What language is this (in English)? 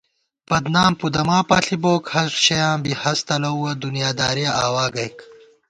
Gawar-Bati